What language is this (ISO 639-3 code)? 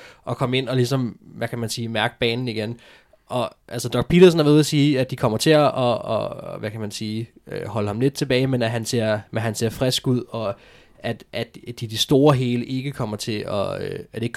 dan